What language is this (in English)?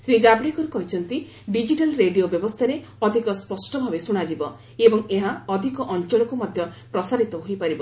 Odia